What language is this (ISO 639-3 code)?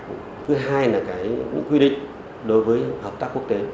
vie